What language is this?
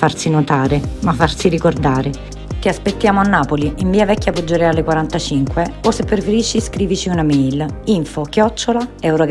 Italian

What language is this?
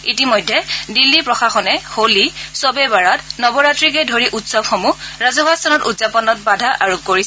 Assamese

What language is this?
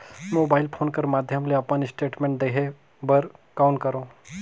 Chhattisgarhi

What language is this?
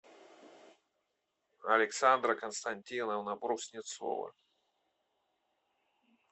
Russian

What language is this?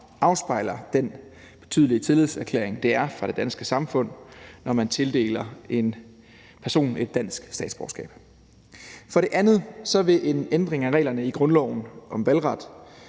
Danish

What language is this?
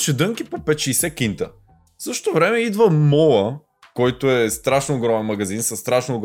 Bulgarian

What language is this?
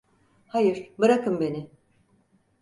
Turkish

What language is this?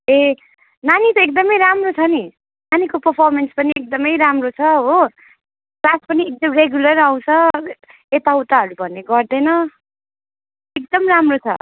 Nepali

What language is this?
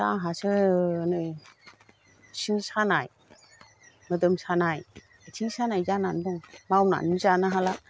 Bodo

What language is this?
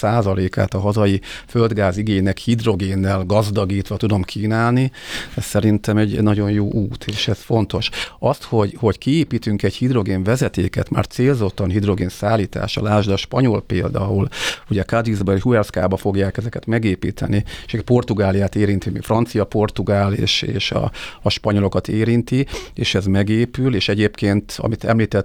Hungarian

